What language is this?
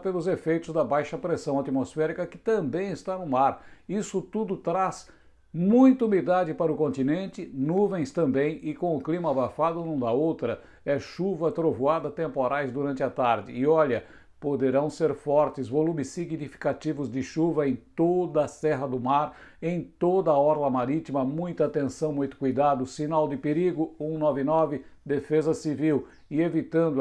Portuguese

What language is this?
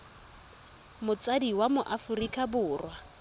Tswana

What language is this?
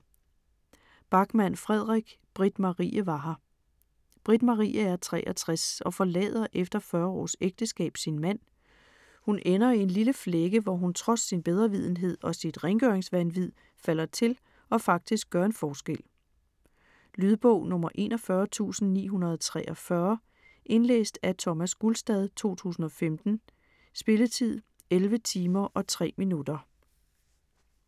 Danish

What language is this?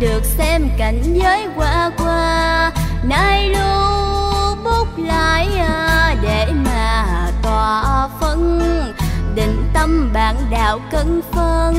Vietnamese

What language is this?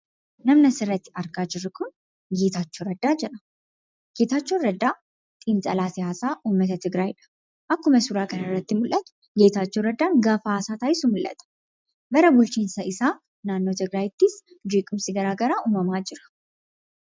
Oromo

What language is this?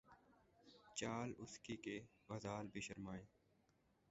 Urdu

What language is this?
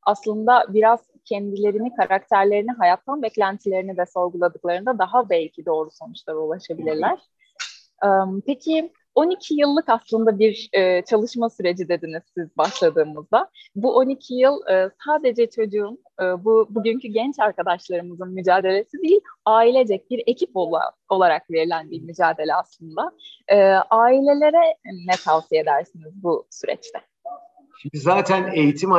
Turkish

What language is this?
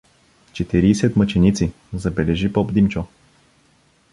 Bulgarian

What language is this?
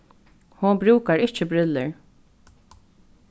Faroese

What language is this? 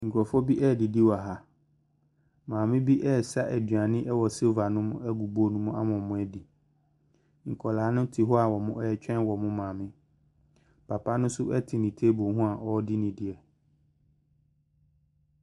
Akan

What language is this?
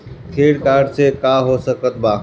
Bhojpuri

